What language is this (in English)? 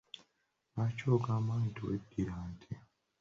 Ganda